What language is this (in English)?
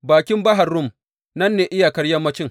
Hausa